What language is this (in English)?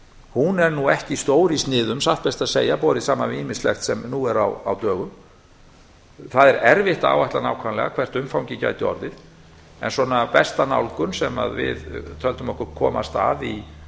Icelandic